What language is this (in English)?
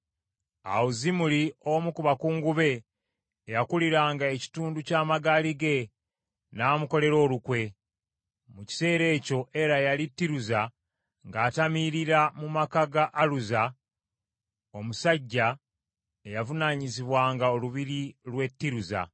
Ganda